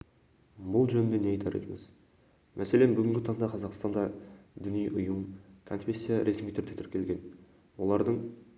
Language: Kazakh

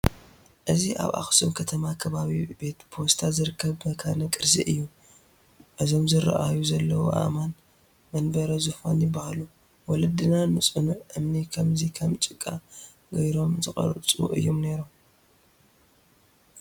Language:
Tigrinya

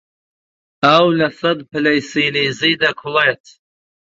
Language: Central Kurdish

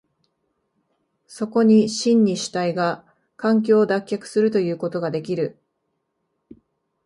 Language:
Japanese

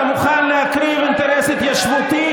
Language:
Hebrew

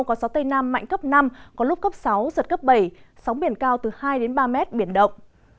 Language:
Vietnamese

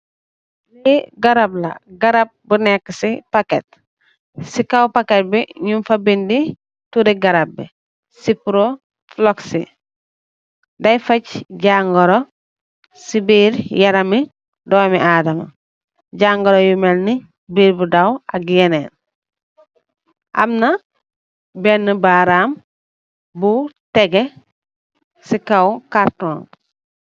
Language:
Wolof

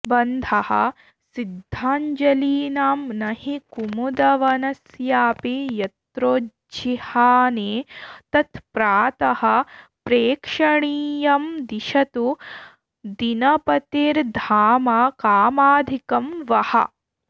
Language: Sanskrit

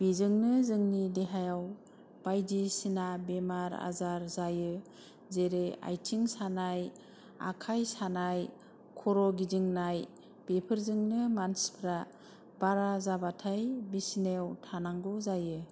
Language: Bodo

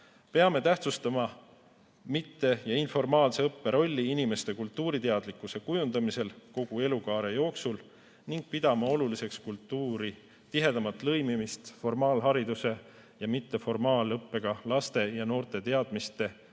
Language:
Estonian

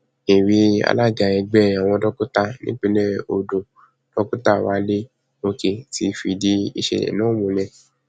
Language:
Yoruba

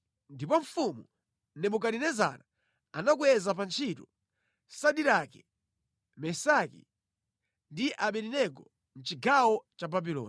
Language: Nyanja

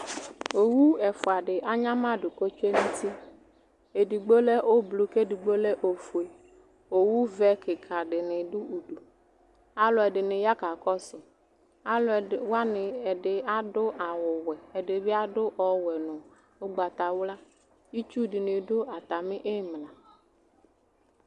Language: Ikposo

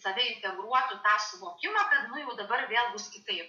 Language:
Lithuanian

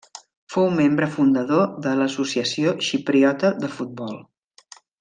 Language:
Catalan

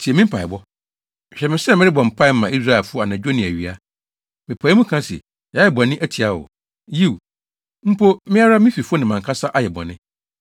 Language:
Akan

